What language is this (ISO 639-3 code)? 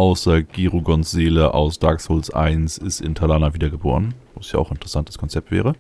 deu